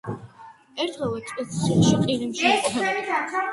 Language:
Georgian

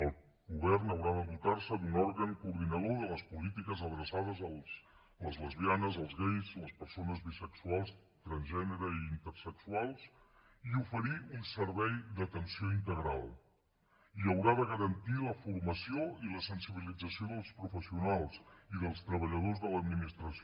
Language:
Catalan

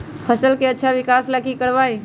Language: Magahi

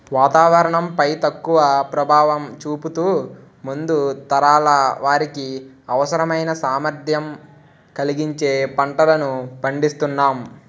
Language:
Telugu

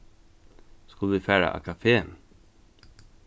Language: Faroese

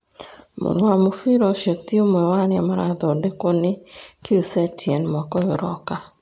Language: Kikuyu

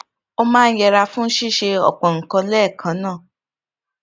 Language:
Yoruba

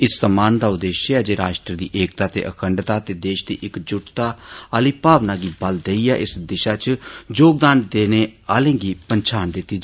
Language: Dogri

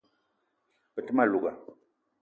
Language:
Eton (Cameroon)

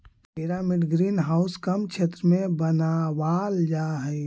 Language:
Magahi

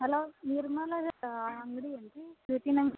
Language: Kannada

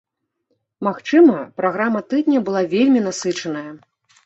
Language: Belarusian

